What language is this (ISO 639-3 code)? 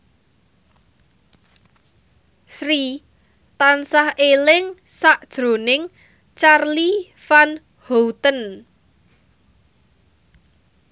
jav